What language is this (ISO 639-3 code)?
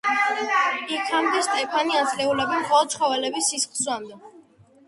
kat